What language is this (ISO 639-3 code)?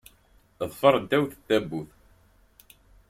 kab